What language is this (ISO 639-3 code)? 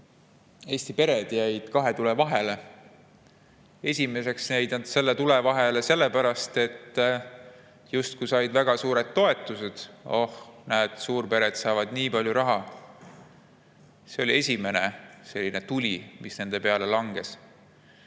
est